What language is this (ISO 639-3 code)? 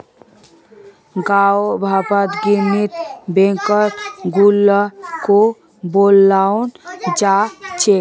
mag